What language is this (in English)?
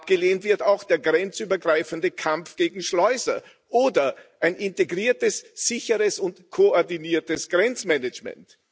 German